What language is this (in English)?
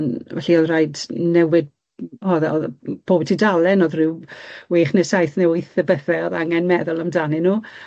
Welsh